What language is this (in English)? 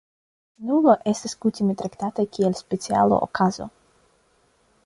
Esperanto